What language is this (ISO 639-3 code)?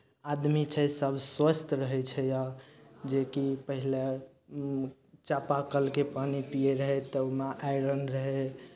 mai